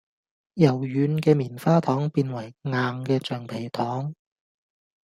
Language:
Cantonese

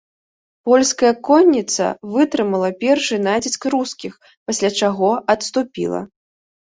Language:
Belarusian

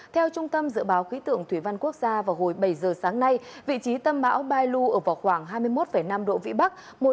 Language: Vietnamese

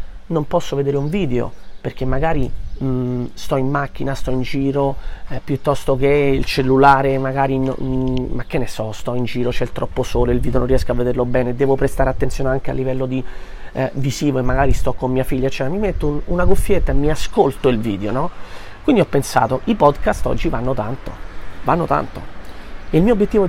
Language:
Italian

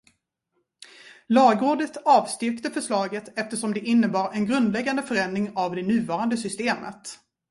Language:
Swedish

